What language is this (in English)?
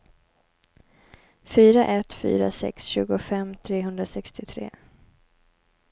Swedish